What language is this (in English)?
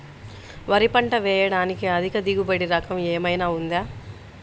Telugu